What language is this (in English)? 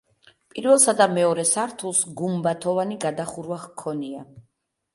Georgian